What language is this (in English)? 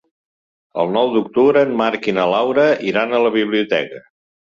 Catalan